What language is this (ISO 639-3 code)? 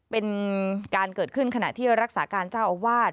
tha